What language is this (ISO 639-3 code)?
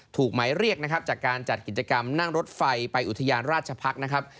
tha